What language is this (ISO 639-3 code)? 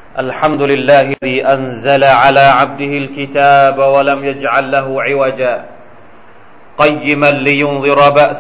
tha